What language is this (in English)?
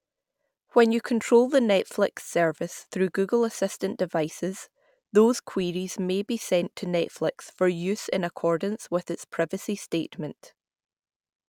English